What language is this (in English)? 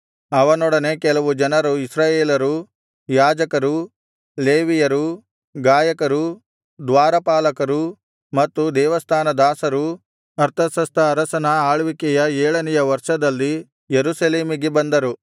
Kannada